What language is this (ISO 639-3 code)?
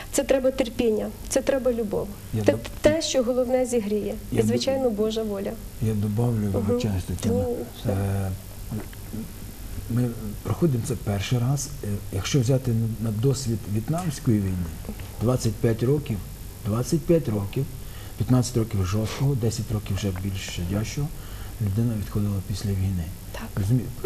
ukr